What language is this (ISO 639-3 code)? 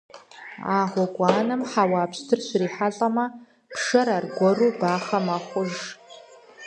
kbd